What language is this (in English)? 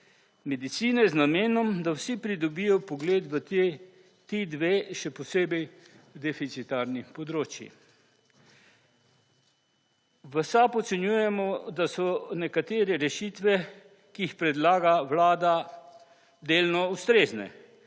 Slovenian